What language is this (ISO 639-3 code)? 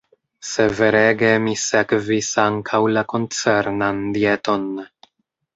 epo